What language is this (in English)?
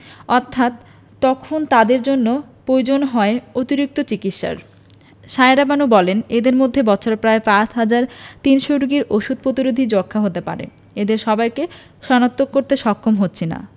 Bangla